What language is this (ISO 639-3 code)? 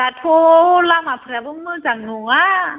brx